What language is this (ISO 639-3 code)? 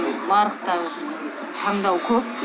kaz